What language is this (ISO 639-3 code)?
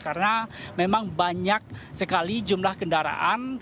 ind